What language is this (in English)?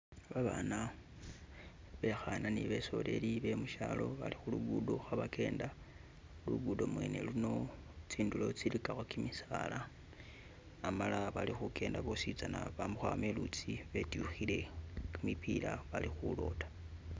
Masaaba